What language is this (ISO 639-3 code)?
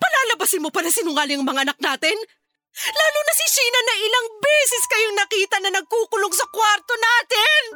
fil